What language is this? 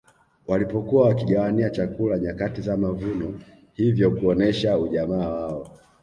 Swahili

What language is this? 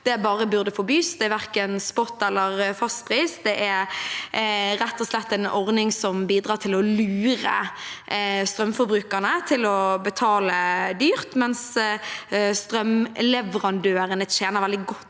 Norwegian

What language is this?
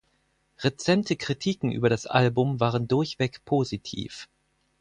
German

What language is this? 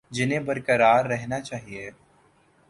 Urdu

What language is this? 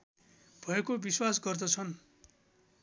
Nepali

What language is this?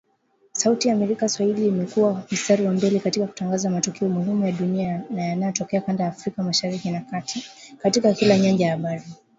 Swahili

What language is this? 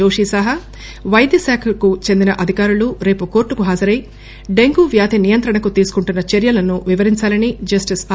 Telugu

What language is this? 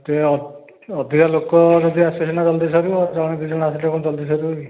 Odia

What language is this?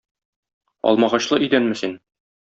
Tatar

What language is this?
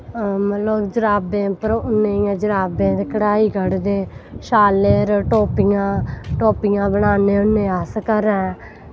Dogri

